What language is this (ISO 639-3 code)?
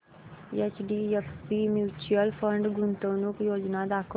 mar